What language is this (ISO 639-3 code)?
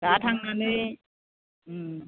brx